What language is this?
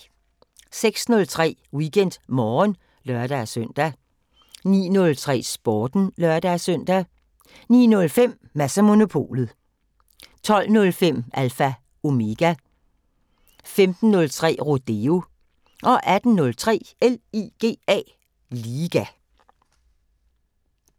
Danish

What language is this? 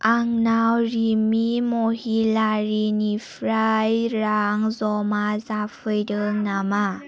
Bodo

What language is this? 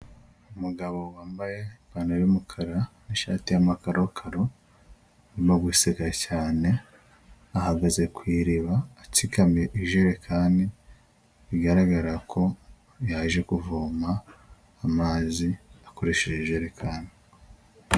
Kinyarwanda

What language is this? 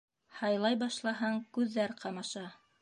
Bashkir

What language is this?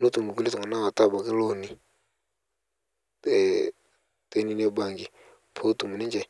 Masai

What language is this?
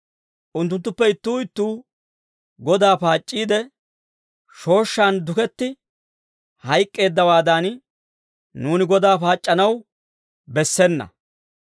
Dawro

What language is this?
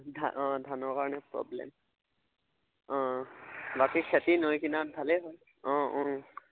Assamese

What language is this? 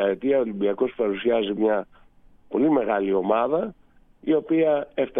Greek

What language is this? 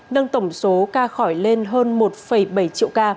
Vietnamese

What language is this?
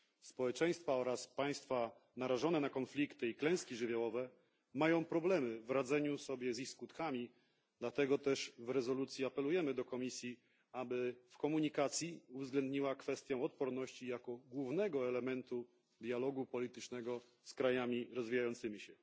Polish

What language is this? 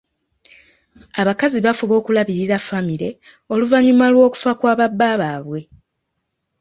Ganda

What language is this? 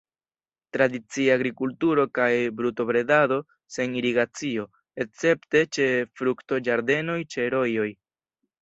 Esperanto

